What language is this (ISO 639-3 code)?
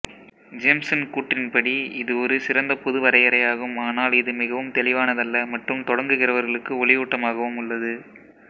tam